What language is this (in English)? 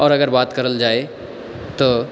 Maithili